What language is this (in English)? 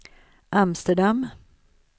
Swedish